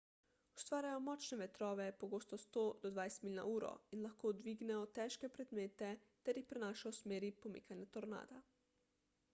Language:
Slovenian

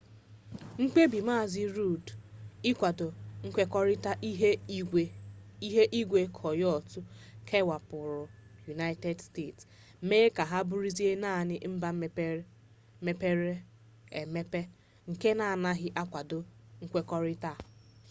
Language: Igbo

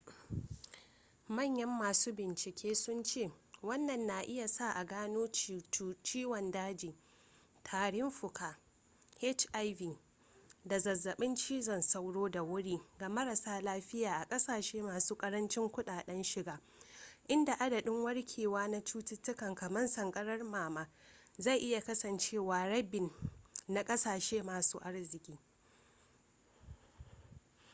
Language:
Hausa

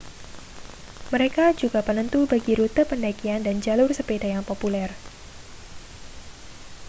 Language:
Indonesian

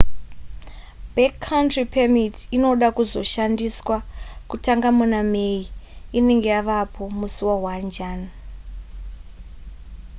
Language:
Shona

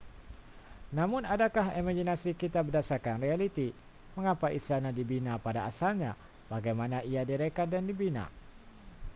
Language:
Malay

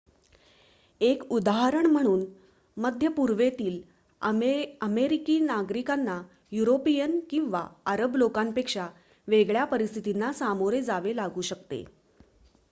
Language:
Marathi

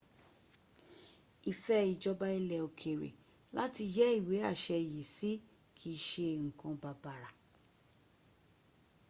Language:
Yoruba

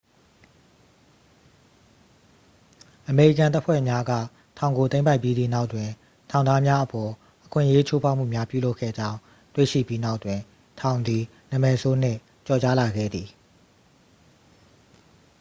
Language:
Burmese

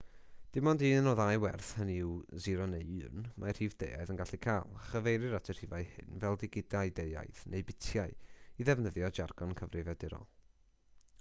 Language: Welsh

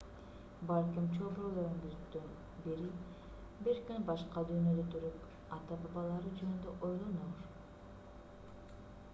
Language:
Kyrgyz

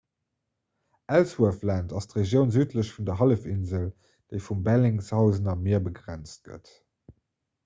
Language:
Luxembourgish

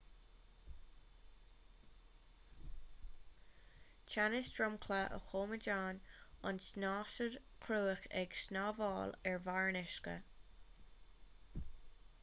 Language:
Irish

